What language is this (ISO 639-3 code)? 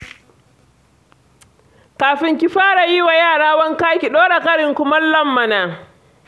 hau